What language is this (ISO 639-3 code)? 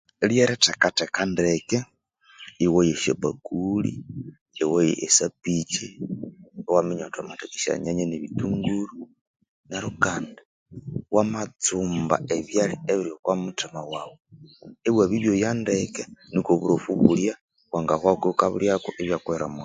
koo